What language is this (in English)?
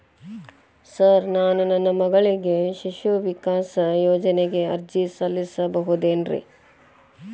Kannada